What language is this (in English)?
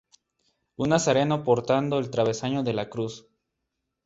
Spanish